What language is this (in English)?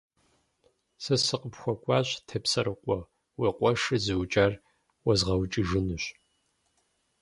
Kabardian